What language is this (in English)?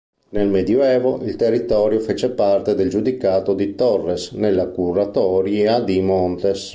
Italian